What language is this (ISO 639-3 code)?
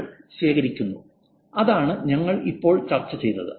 mal